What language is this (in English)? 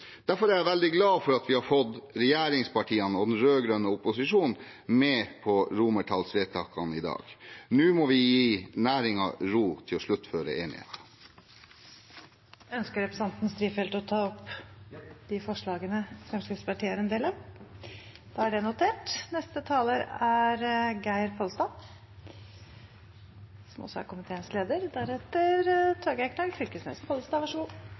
Norwegian Bokmål